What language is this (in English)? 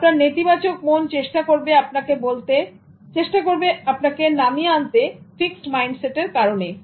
Bangla